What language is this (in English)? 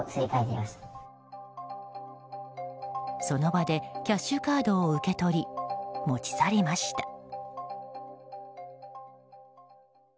Japanese